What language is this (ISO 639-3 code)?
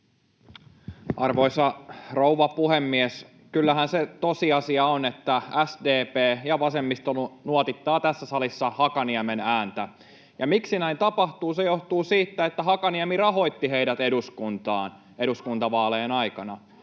fin